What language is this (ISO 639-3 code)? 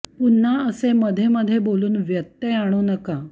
mar